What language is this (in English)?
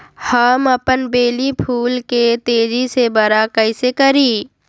Magahi